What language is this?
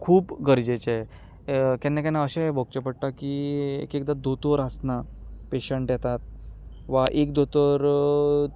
Konkani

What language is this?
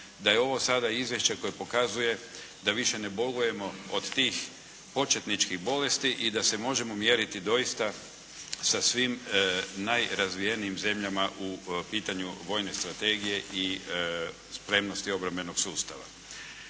Croatian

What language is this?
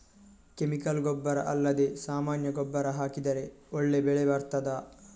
Kannada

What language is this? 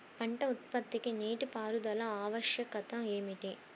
Telugu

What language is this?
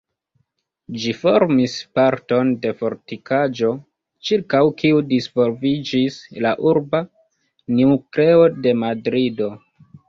Esperanto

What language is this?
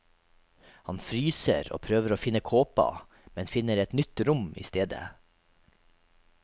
Norwegian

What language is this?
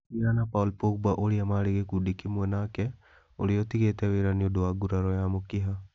Kikuyu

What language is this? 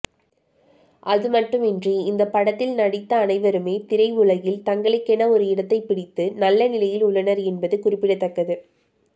Tamil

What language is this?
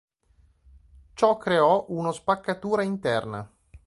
Italian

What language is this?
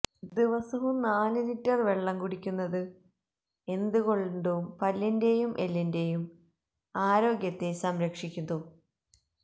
Malayalam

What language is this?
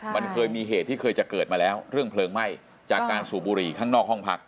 Thai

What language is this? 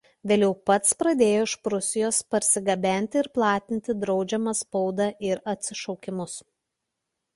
Lithuanian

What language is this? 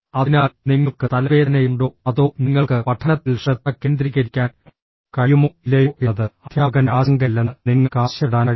Malayalam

